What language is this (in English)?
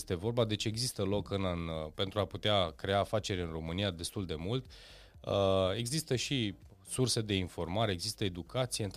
Romanian